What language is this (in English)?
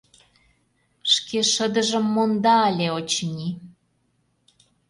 Mari